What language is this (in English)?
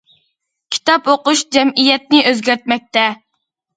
Uyghur